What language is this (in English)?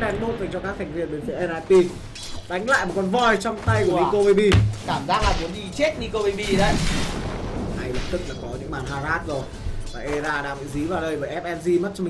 Vietnamese